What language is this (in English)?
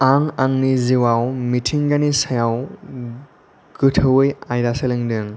Bodo